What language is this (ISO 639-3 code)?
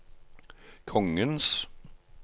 nor